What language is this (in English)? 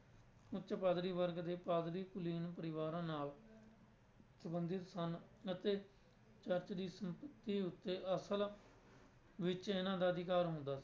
Punjabi